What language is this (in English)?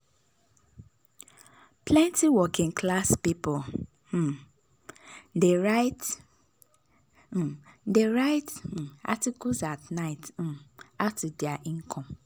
Nigerian Pidgin